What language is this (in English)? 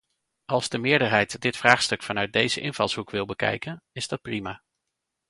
Dutch